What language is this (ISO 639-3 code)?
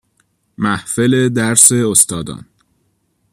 fas